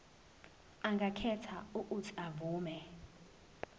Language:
Zulu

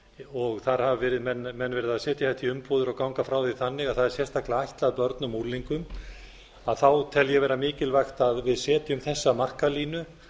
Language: Icelandic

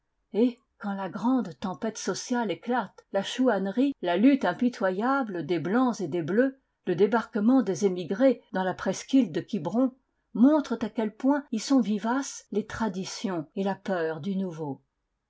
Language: French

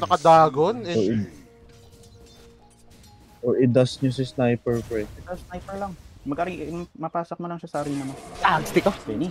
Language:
Filipino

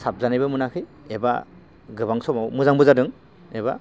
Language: Bodo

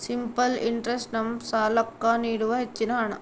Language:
Kannada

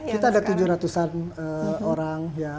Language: Indonesian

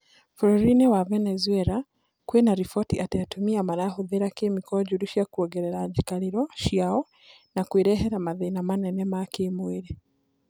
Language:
Kikuyu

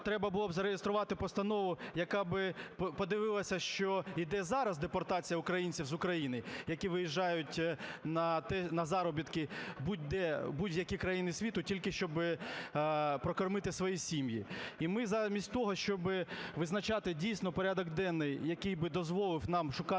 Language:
Ukrainian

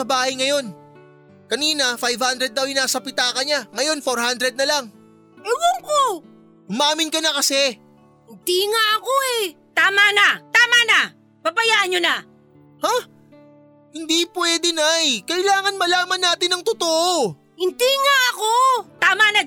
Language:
Filipino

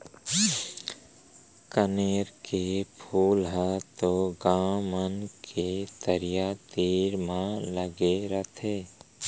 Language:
Chhattisgarhi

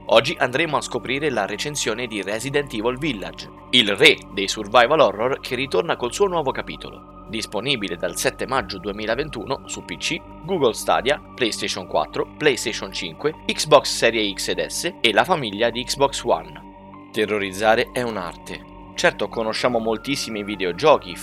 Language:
Italian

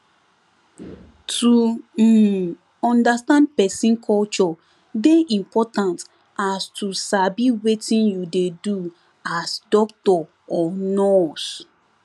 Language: Nigerian Pidgin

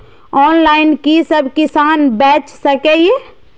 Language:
Maithili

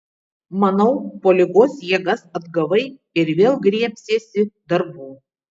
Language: Lithuanian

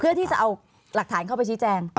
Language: Thai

